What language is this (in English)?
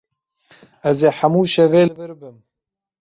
Kurdish